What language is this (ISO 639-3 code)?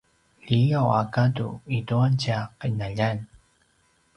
pwn